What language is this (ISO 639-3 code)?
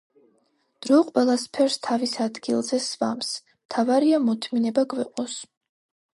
kat